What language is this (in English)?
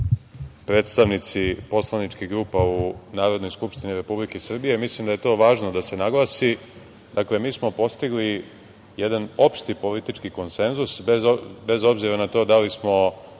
Serbian